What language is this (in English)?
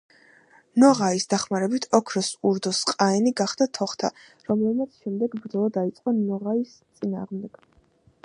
Georgian